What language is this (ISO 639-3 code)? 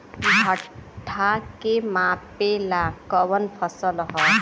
bho